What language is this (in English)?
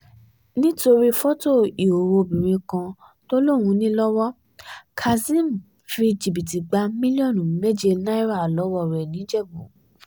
Yoruba